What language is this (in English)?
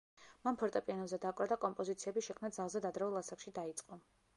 Georgian